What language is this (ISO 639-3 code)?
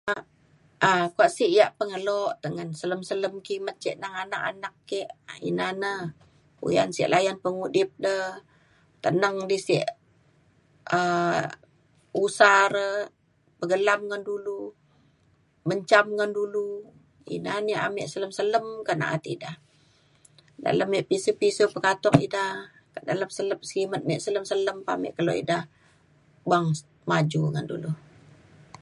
xkl